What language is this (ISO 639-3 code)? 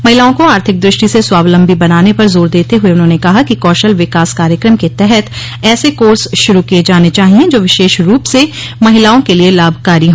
hin